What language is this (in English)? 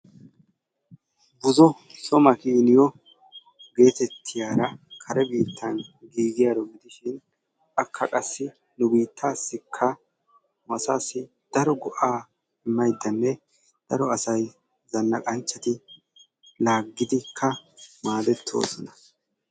Wolaytta